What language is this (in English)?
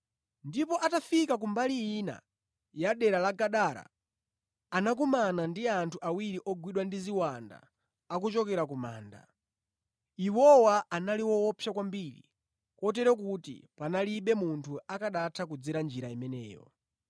Nyanja